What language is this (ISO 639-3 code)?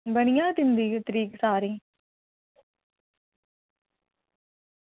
doi